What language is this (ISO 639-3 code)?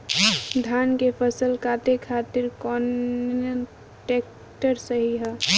bho